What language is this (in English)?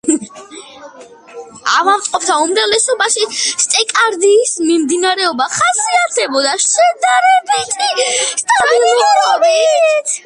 Georgian